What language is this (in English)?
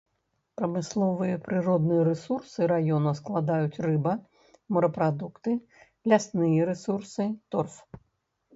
Belarusian